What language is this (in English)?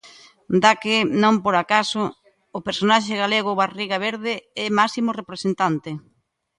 Galician